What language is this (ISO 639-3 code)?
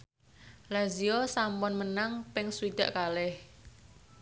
jav